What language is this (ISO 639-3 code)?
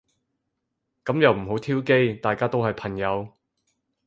yue